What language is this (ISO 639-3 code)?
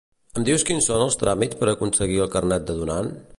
cat